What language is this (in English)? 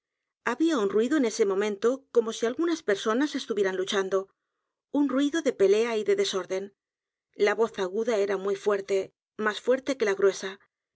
Spanish